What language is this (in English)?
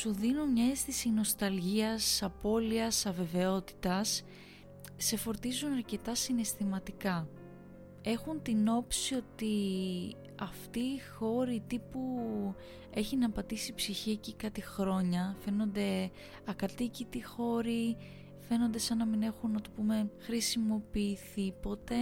Greek